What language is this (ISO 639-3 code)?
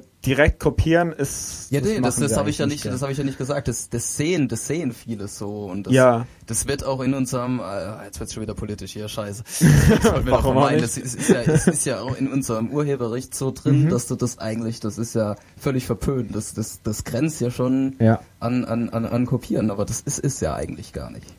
deu